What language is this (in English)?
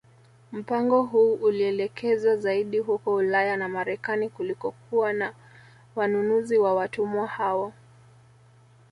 Swahili